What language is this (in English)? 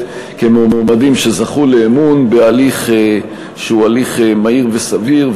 Hebrew